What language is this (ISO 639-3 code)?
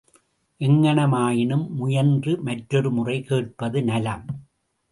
tam